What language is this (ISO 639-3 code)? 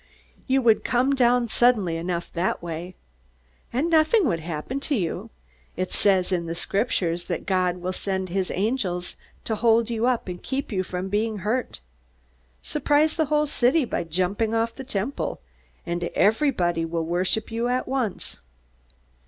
eng